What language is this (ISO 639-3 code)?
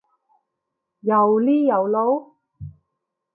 yue